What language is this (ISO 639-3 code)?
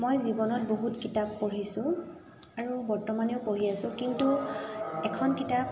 asm